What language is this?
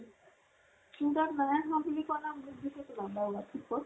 Assamese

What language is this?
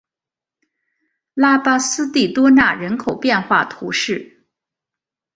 Chinese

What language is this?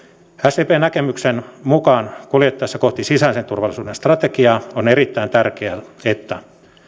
Finnish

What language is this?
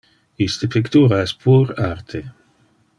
Interlingua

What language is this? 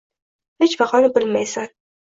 Uzbek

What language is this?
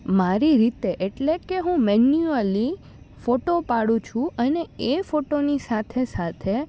Gujarati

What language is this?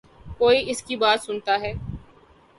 Urdu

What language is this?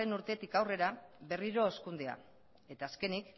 Basque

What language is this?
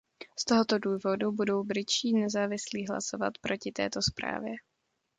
Czech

